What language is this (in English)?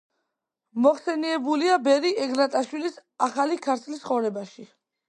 Georgian